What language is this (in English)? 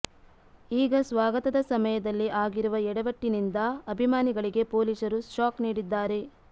Kannada